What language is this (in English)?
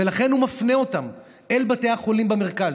Hebrew